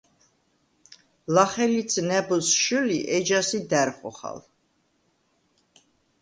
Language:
Svan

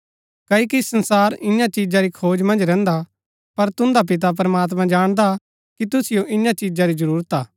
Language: Gaddi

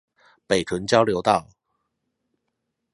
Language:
Chinese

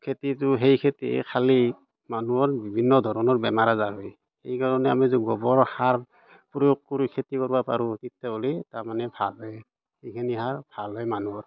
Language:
Assamese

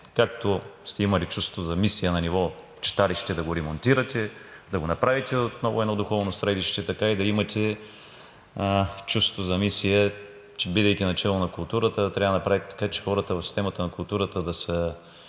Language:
Bulgarian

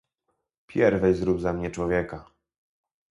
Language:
Polish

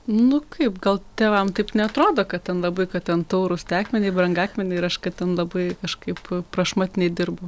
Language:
Lithuanian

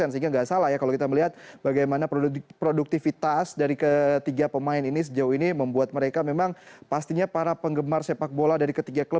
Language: Indonesian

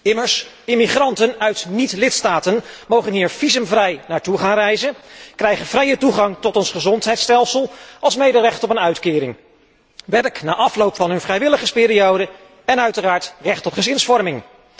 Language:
Dutch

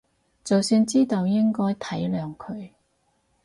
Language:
Cantonese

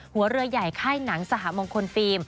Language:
Thai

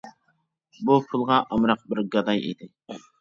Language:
Uyghur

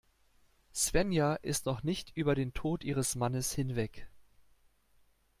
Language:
German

